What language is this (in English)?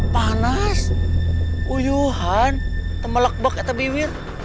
Indonesian